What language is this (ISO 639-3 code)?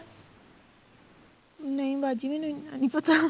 pan